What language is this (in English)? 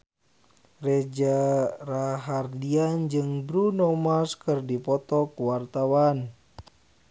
Sundanese